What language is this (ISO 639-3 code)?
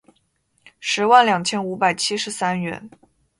zho